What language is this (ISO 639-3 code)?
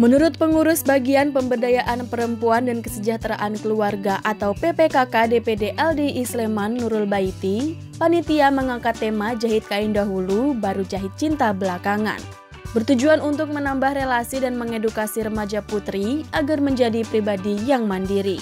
ind